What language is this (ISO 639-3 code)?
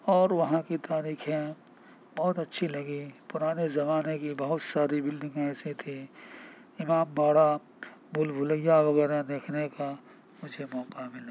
urd